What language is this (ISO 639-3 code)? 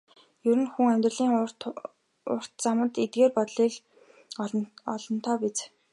mon